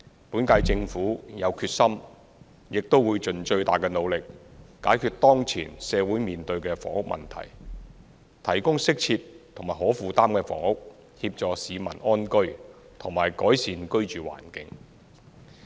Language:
Cantonese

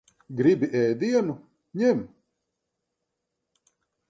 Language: Latvian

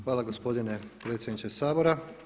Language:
Croatian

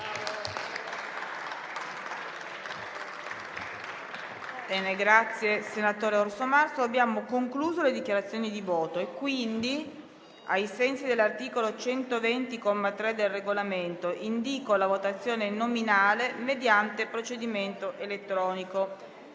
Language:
Italian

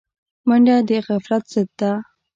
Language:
Pashto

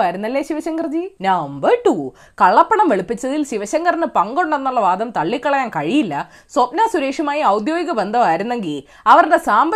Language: Malayalam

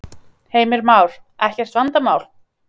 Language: Icelandic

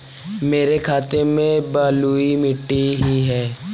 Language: Hindi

